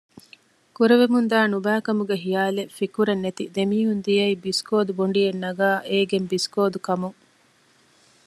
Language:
Divehi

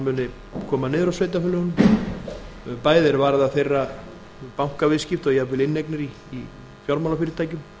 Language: Icelandic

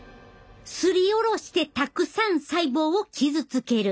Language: Japanese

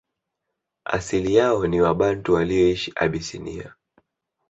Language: Swahili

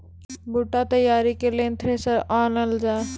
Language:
Maithili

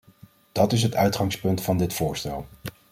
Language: Dutch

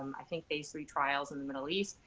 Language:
English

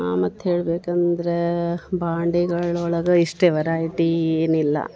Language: Kannada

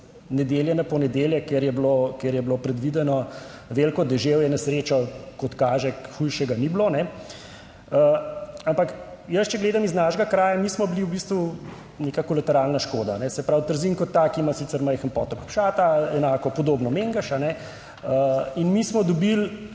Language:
Slovenian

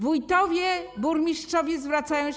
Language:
Polish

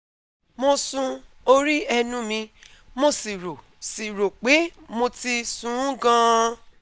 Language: Yoruba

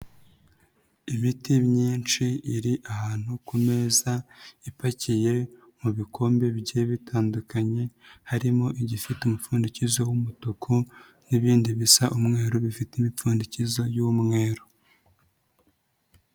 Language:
Kinyarwanda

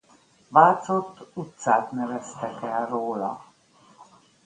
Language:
Hungarian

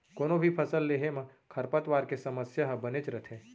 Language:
Chhattisgarhi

